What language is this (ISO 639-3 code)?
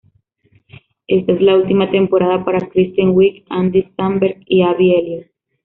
spa